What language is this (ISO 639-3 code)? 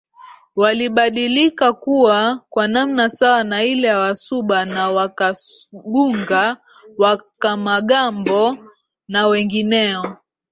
swa